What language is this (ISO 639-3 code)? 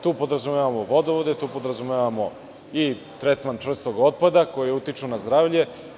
srp